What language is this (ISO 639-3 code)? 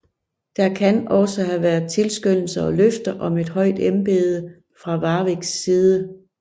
dan